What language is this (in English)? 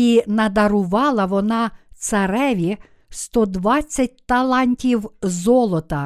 Ukrainian